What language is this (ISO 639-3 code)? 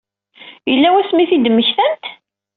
kab